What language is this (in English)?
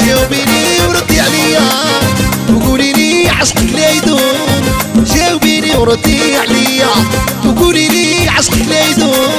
Arabic